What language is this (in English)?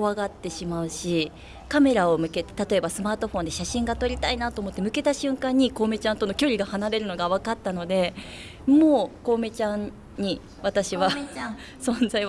Japanese